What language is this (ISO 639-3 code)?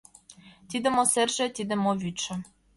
chm